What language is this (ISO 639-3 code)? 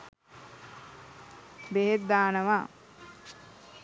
sin